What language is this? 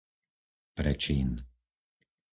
Slovak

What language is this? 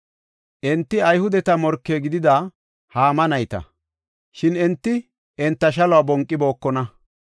Gofa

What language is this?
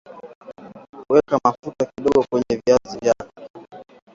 Swahili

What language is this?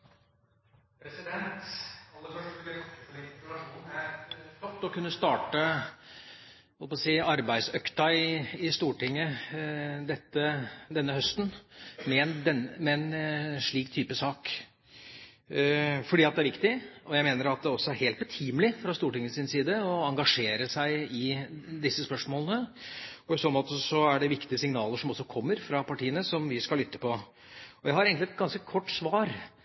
Norwegian Bokmål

